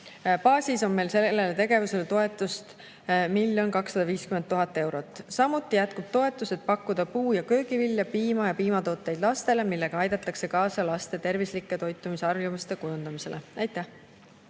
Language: Estonian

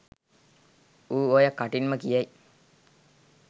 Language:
Sinhala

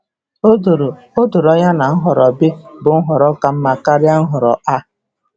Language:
Igbo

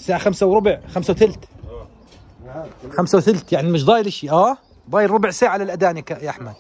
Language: Arabic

